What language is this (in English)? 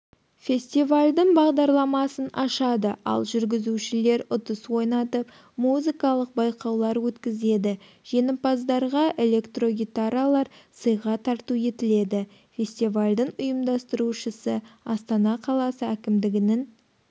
Kazakh